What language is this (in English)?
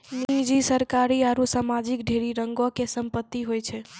Maithili